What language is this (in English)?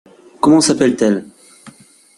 French